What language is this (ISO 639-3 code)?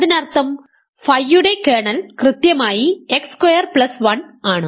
mal